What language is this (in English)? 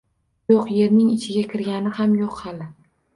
Uzbek